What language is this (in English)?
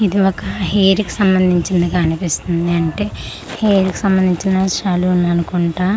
Telugu